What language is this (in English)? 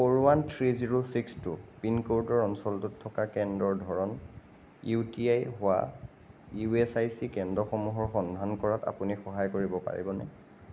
Assamese